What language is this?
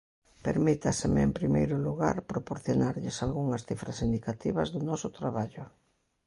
Galician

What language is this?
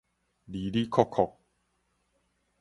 Min Nan Chinese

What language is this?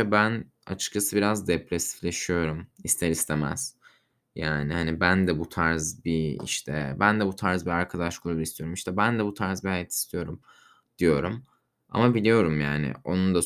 Turkish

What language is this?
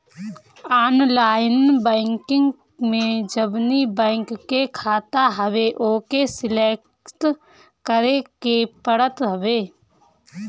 Bhojpuri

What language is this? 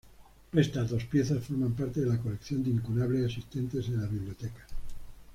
Spanish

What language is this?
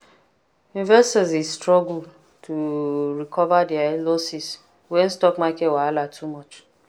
Nigerian Pidgin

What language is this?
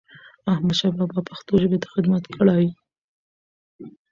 Pashto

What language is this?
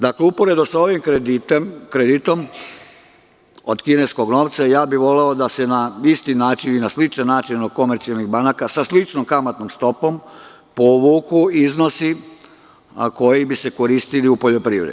Serbian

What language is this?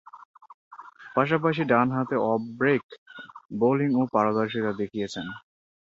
Bangla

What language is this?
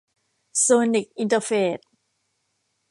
Thai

